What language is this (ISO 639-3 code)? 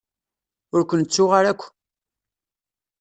kab